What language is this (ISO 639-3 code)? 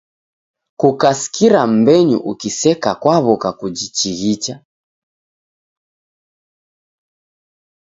dav